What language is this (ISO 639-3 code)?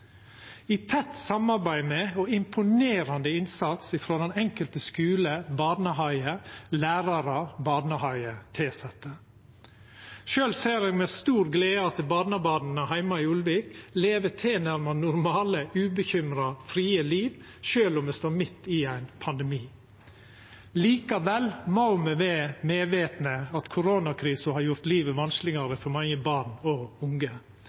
nno